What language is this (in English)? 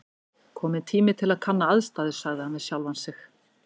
Icelandic